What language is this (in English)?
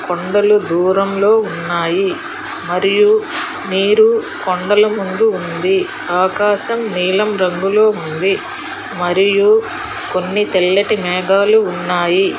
Telugu